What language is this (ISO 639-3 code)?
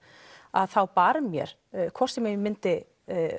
isl